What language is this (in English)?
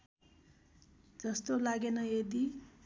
Nepali